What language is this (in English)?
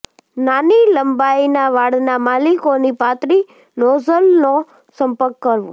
Gujarati